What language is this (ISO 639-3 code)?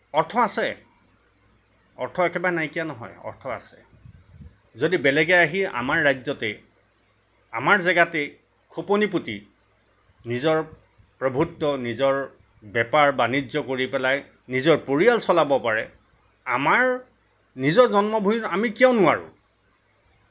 asm